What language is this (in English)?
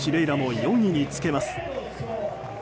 Japanese